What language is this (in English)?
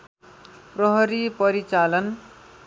Nepali